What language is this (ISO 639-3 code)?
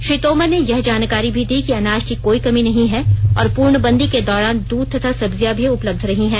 hin